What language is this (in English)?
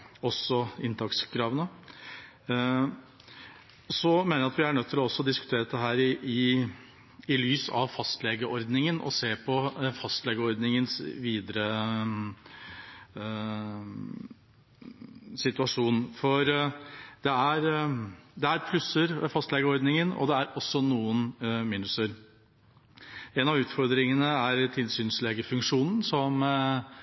Norwegian Bokmål